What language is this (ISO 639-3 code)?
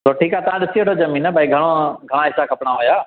snd